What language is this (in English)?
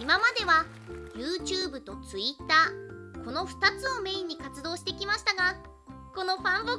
Japanese